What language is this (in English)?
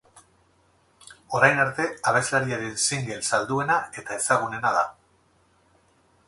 Basque